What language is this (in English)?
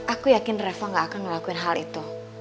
Indonesian